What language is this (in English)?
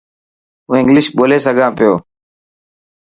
Dhatki